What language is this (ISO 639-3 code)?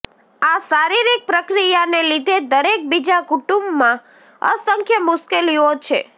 guj